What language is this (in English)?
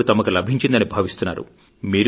Telugu